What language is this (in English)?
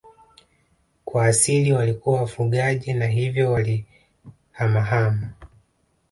Swahili